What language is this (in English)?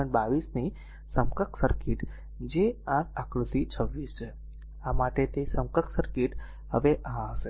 Gujarati